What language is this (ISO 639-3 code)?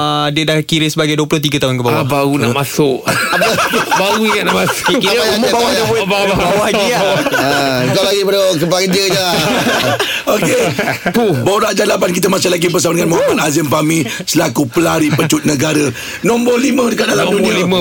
msa